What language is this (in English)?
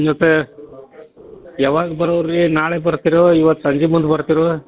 Kannada